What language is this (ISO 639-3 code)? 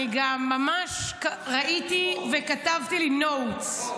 heb